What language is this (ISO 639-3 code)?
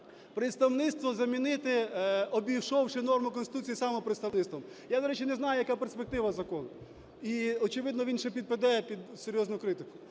ukr